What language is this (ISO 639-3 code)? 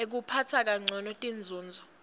ssw